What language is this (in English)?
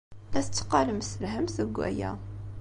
Kabyle